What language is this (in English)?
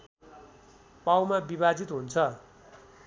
Nepali